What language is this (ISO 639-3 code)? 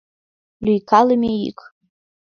chm